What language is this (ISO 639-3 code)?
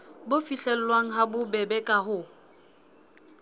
sot